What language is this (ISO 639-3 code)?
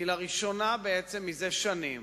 heb